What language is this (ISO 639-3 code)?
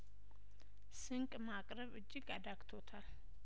amh